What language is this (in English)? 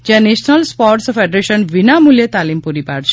Gujarati